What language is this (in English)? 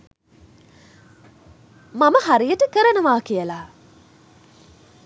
Sinhala